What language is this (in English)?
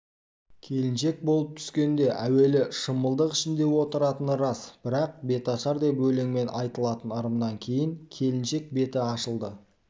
Kazakh